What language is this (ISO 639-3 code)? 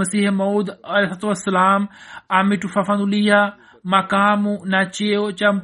swa